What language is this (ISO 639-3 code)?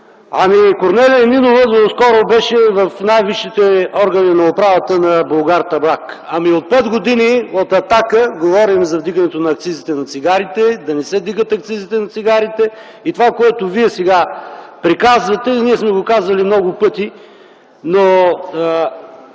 bul